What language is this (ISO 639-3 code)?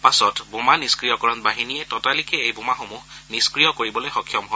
asm